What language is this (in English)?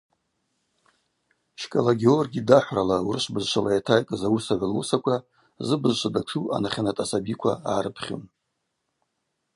Abaza